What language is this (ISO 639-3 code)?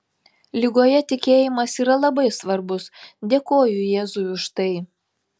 lit